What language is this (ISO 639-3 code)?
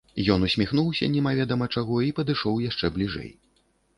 bel